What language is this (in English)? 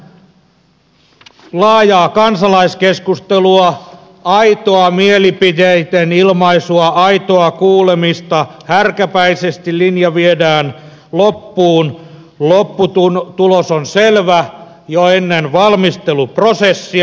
Finnish